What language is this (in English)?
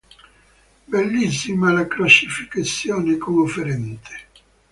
Italian